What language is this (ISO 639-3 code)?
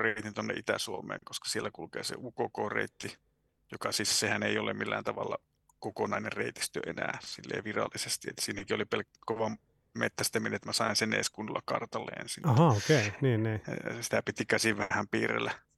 fin